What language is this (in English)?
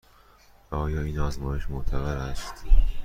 Persian